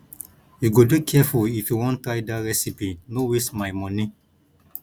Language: Nigerian Pidgin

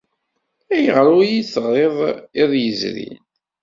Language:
Kabyle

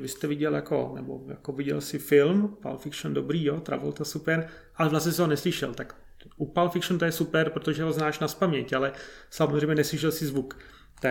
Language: Czech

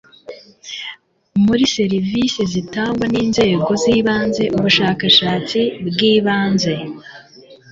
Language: Kinyarwanda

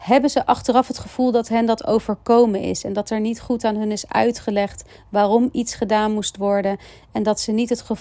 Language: Dutch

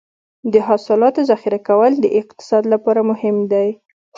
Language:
Pashto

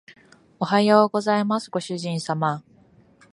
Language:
Japanese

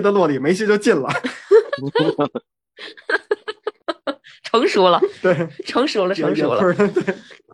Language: Chinese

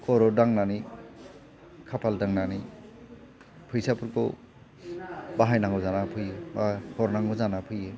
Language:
Bodo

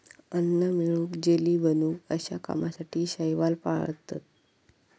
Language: Marathi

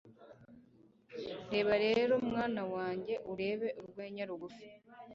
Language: Kinyarwanda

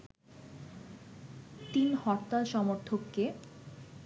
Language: Bangla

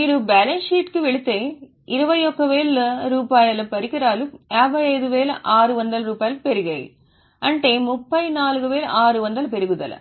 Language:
Telugu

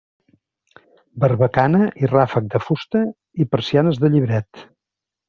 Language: Catalan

